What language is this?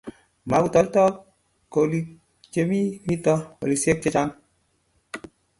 Kalenjin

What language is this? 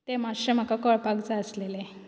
Konkani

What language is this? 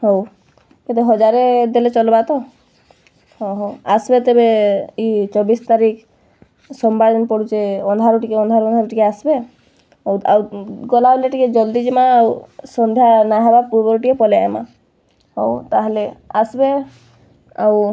Odia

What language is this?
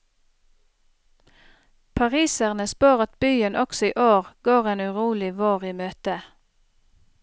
Norwegian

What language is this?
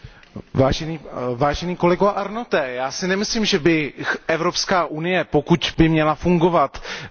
Czech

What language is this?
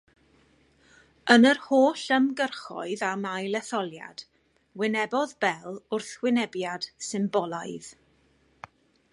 Welsh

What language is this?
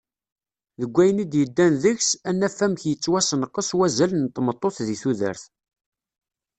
Kabyle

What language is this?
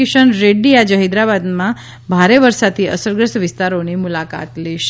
Gujarati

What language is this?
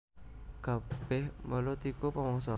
Javanese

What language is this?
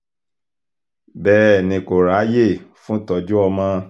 Yoruba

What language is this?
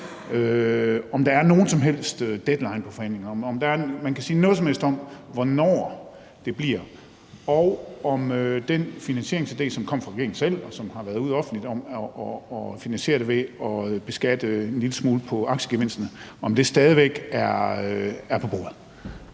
Danish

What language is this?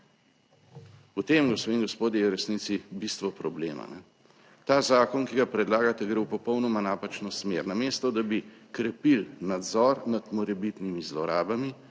Slovenian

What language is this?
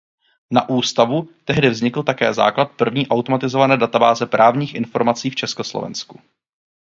Czech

